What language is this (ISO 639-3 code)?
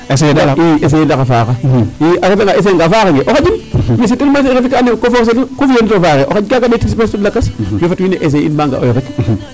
srr